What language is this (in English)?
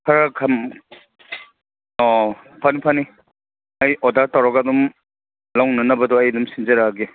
Manipuri